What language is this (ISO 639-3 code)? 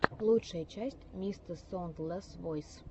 rus